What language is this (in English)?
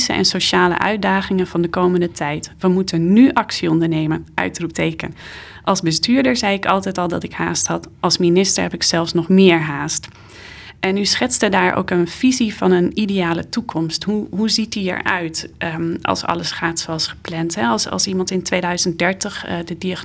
Dutch